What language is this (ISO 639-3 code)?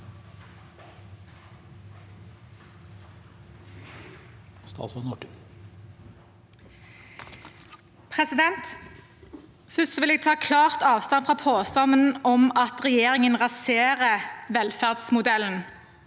nor